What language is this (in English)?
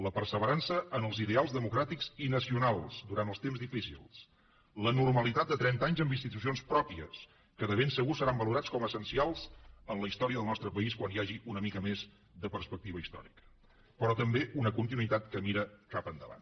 Catalan